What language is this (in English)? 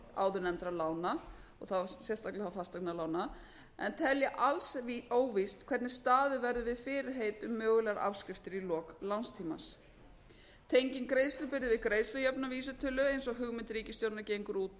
Icelandic